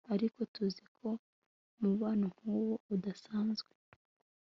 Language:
Kinyarwanda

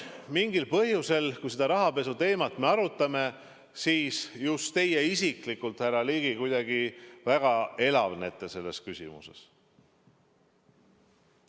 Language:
Estonian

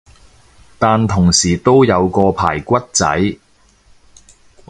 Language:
Cantonese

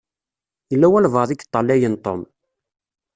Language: Kabyle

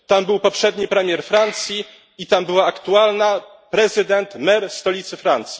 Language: Polish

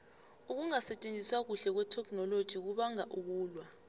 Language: South Ndebele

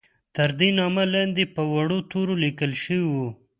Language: Pashto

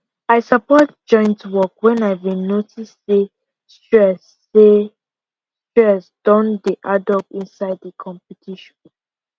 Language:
Nigerian Pidgin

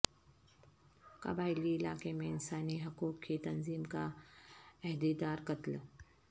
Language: Urdu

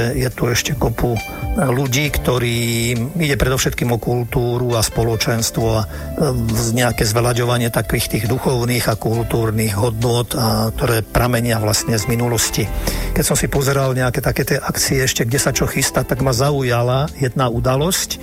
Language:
Slovak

